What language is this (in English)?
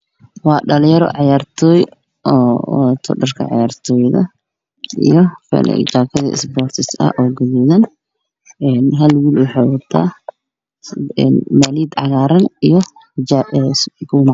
Somali